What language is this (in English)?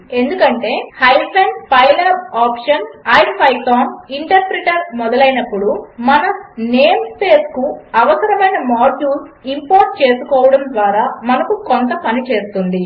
Telugu